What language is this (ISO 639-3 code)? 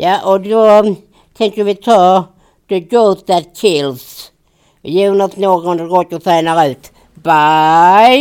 swe